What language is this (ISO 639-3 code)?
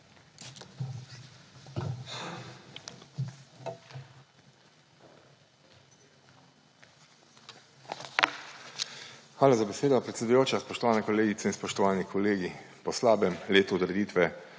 slv